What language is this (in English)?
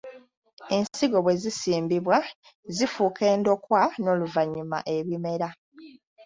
Ganda